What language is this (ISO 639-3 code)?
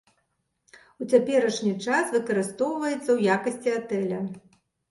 bel